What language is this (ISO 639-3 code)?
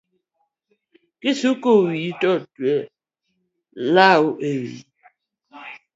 luo